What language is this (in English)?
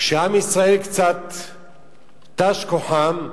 Hebrew